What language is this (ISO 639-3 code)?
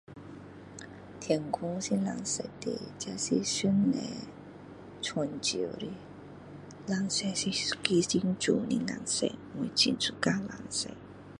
cdo